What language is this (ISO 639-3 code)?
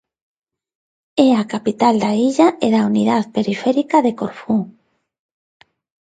glg